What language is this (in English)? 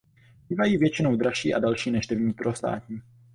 Czech